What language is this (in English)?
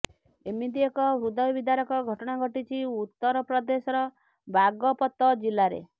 Odia